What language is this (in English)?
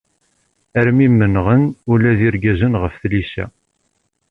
Kabyle